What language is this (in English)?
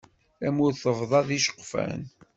Kabyle